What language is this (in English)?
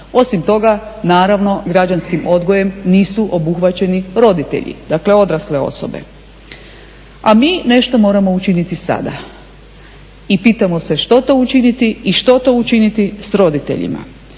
Croatian